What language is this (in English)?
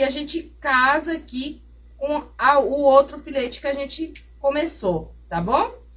Portuguese